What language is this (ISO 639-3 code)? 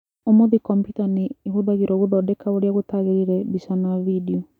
kik